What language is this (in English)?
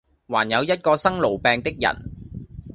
Cantonese